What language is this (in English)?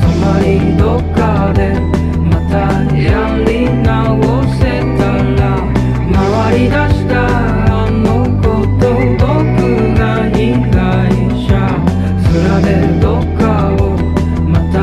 Romanian